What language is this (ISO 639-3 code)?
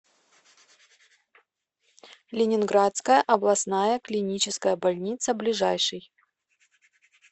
rus